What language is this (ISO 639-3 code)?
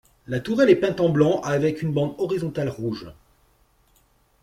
fra